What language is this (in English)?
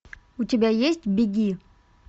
Russian